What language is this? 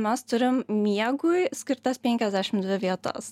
Lithuanian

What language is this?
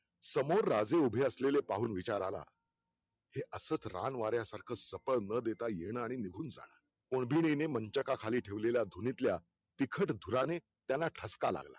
Marathi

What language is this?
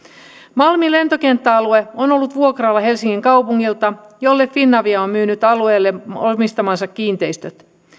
Finnish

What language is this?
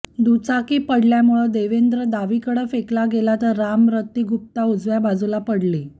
Marathi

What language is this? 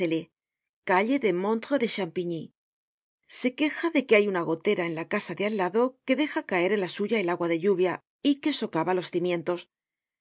Spanish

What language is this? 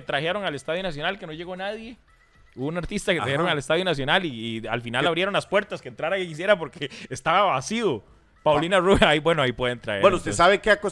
Spanish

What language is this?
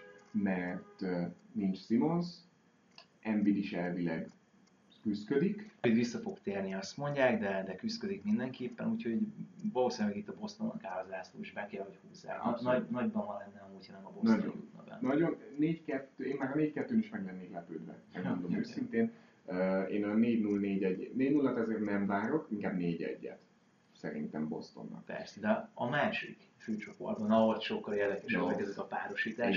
Hungarian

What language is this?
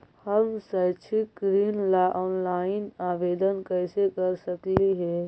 Magahi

